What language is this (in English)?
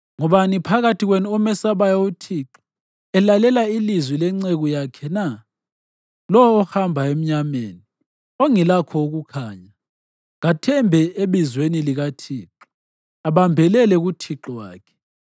North Ndebele